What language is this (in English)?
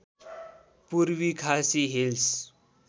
Nepali